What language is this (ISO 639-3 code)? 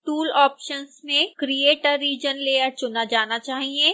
hin